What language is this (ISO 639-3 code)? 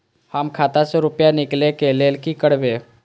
mai